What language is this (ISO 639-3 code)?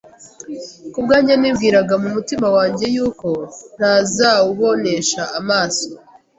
kin